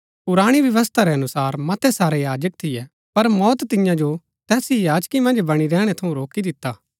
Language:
Gaddi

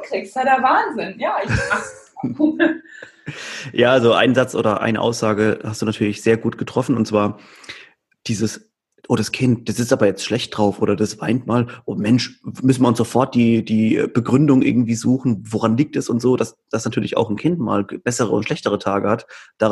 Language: German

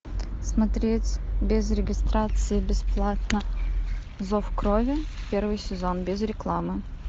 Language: Russian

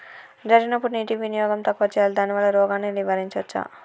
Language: Telugu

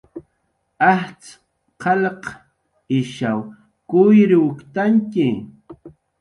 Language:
Jaqaru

